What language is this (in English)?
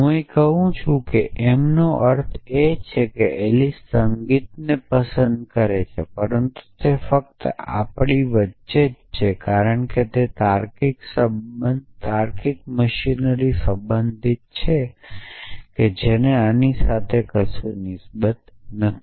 Gujarati